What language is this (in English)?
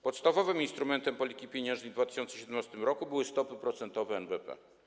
Polish